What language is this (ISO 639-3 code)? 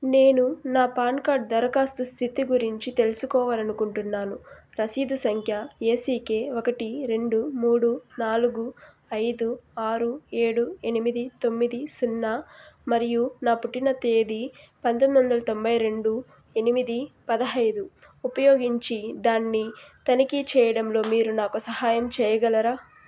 tel